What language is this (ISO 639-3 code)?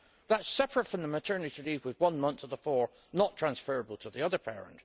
eng